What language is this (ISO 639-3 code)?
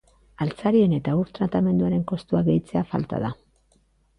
eus